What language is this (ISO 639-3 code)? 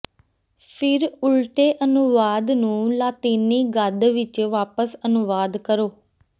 pan